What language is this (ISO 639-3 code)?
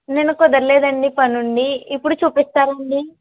tel